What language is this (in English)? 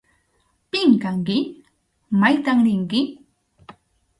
Arequipa-La Unión Quechua